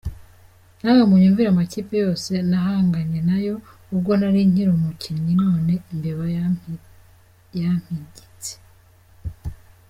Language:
Kinyarwanda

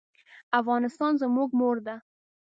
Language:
Pashto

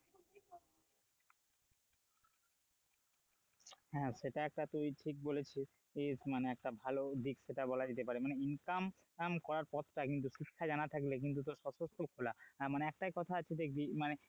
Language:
Bangla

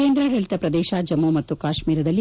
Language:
Kannada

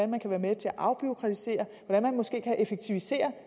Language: Danish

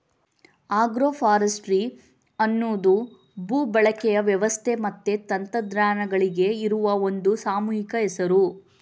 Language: Kannada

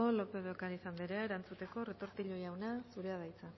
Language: Basque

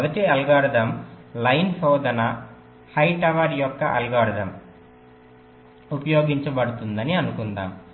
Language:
Telugu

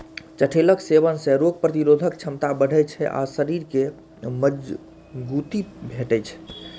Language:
Maithili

